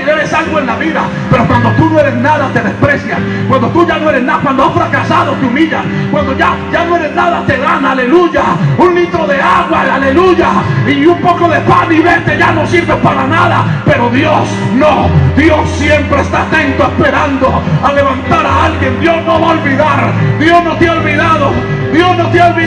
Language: Spanish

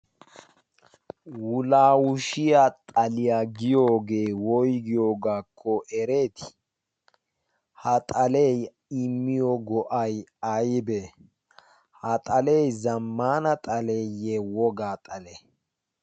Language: Wolaytta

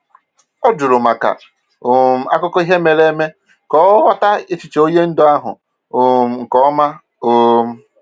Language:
Igbo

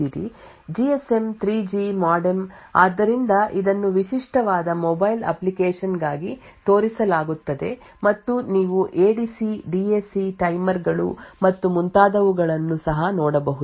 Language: Kannada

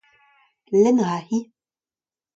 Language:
Breton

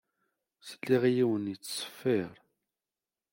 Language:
Kabyle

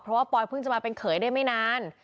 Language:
Thai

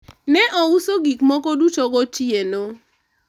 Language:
Luo (Kenya and Tanzania)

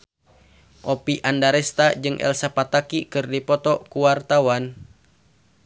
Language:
Sundanese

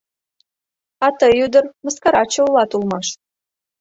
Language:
Mari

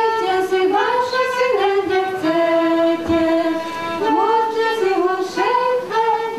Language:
Korean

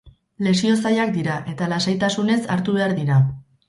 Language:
Basque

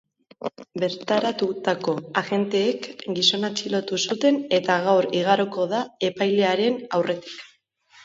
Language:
Basque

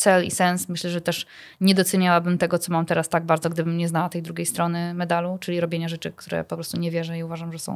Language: Polish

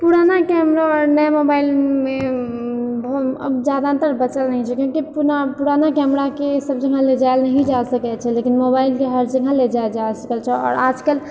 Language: Maithili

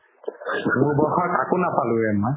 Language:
Assamese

